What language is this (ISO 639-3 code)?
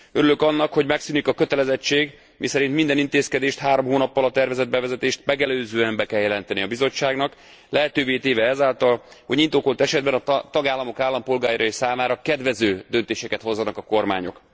hun